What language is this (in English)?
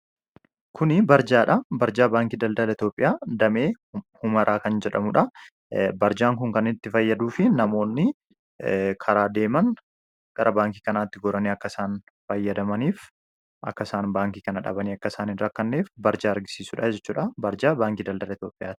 Oromo